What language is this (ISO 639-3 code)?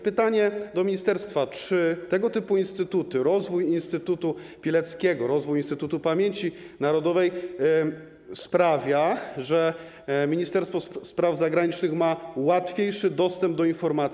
pol